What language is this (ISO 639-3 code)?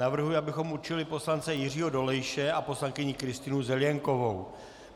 ces